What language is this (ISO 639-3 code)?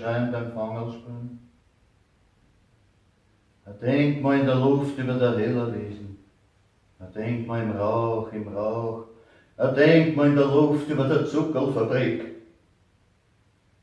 deu